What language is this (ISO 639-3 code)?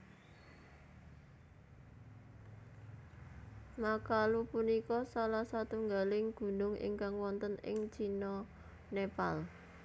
jav